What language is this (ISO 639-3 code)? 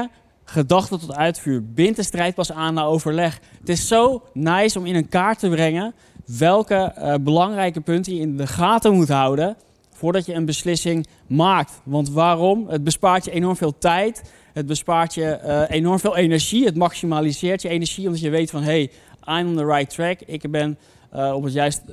nld